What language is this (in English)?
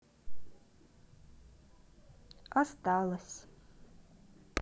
Russian